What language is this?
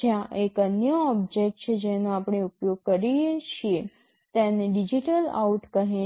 Gujarati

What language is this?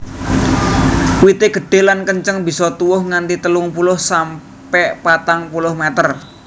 Javanese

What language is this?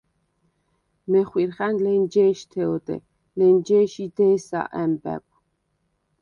Svan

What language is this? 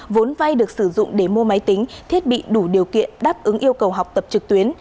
Vietnamese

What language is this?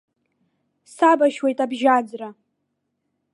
Abkhazian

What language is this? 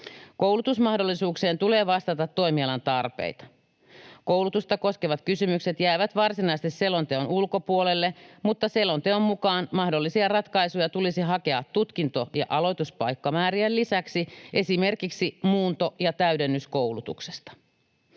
Finnish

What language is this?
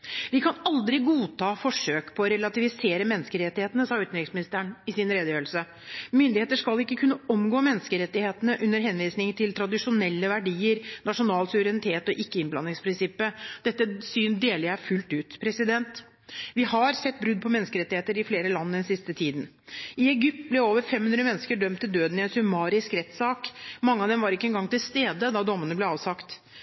Norwegian Bokmål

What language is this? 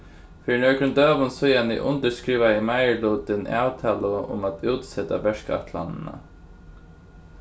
Faroese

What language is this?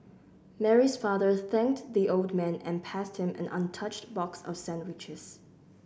English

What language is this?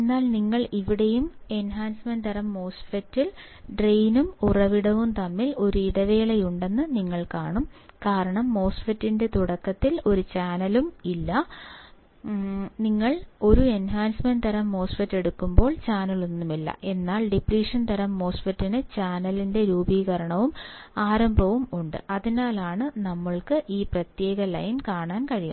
Malayalam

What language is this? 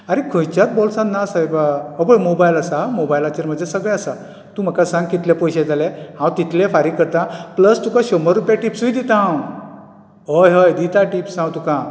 Konkani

